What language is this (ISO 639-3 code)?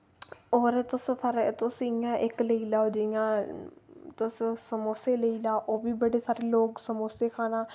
doi